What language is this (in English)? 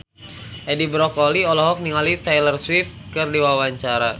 Sundanese